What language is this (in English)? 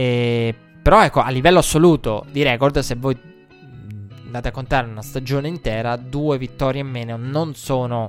Italian